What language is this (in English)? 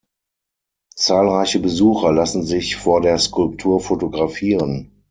German